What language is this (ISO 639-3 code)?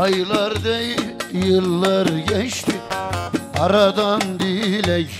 tur